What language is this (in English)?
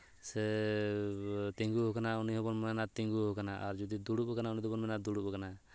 Santali